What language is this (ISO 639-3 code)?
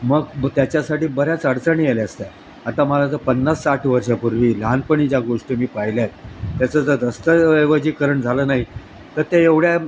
mar